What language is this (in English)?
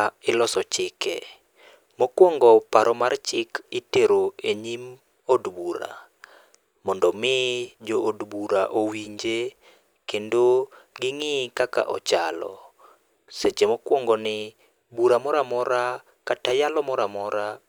Luo (Kenya and Tanzania)